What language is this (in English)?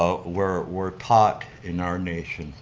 English